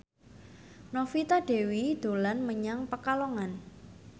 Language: Javanese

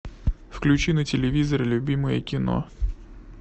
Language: Russian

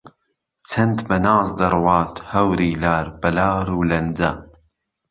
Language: Central Kurdish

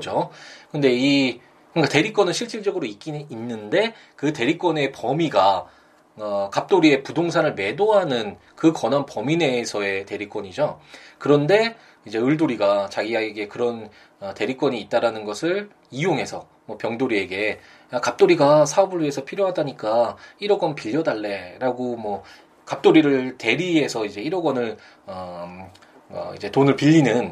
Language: Korean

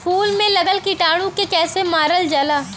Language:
Bhojpuri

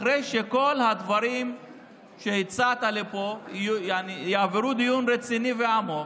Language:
Hebrew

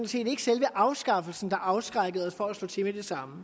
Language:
Danish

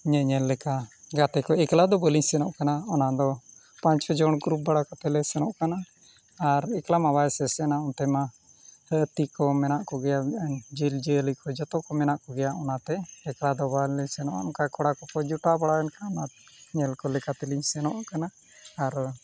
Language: Santali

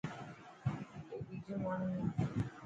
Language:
Dhatki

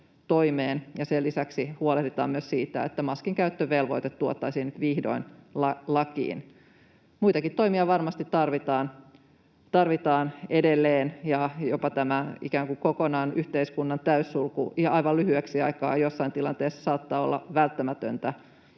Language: Finnish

